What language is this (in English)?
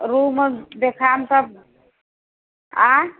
Maithili